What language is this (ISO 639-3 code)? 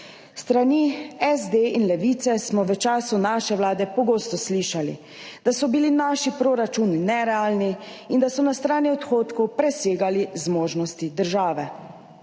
slv